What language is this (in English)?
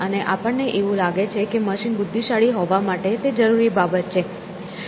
Gujarati